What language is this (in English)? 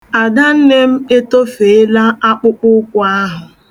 Igbo